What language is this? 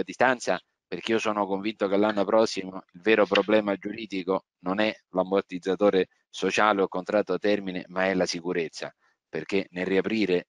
Italian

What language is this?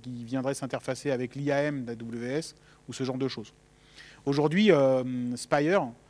French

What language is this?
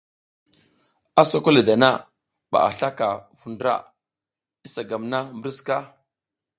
South Giziga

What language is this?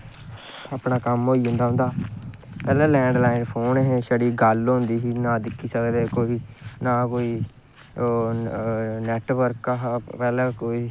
Dogri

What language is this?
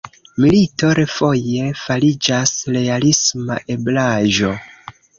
Esperanto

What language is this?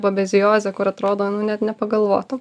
Lithuanian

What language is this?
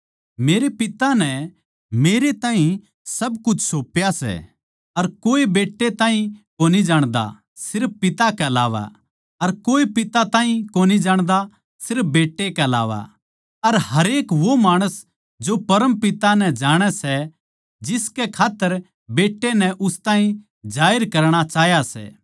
Haryanvi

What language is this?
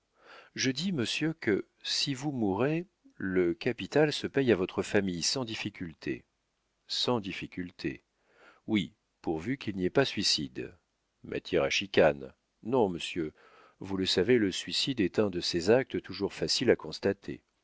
French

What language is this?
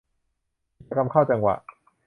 Thai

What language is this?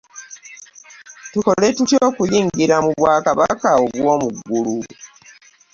Ganda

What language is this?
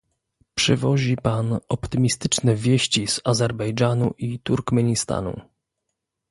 Polish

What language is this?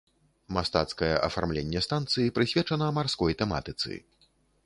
Belarusian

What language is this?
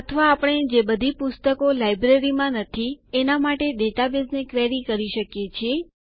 Gujarati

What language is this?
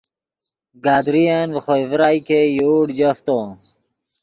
Yidgha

